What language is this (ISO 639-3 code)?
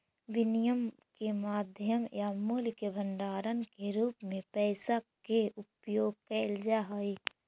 mag